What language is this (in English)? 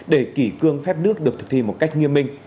Vietnamese